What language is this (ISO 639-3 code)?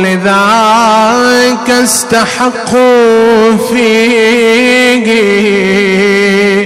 ara